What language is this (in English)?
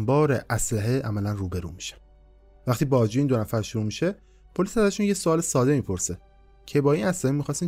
Persian